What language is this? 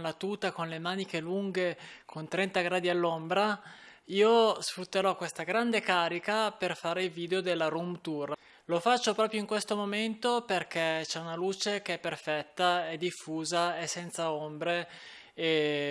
Italian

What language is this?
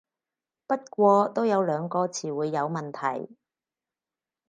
Cantonese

